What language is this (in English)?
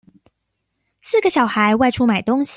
Chinese